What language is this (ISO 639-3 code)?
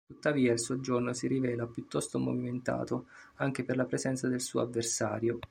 ita